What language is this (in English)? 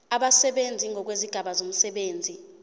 Zulu